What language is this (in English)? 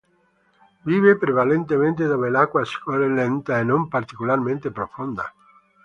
Italian